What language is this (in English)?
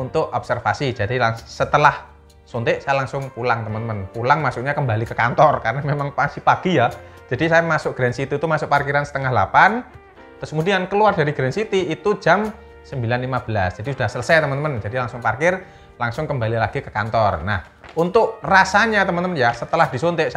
Indonesian